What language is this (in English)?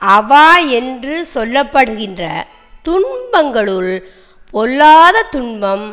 Tamil